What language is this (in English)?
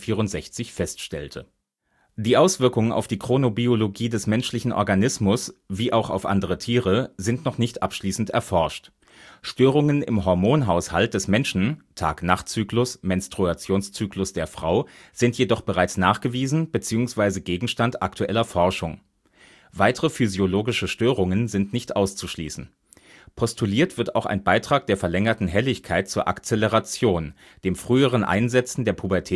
German